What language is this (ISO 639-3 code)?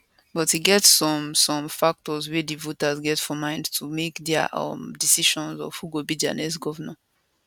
pcm